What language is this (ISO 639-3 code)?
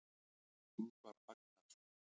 isl